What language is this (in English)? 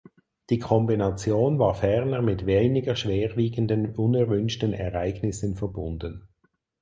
German